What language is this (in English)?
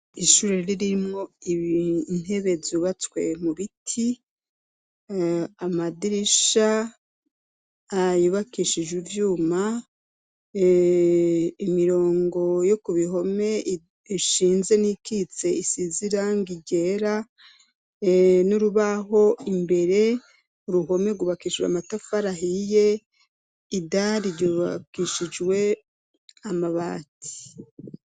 Rundi